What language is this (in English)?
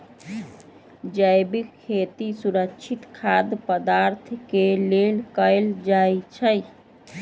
Magahi